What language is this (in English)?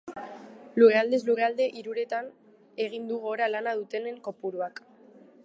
Basque